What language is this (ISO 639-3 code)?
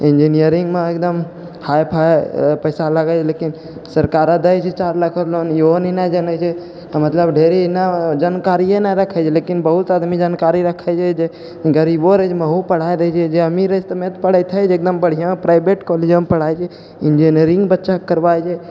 mai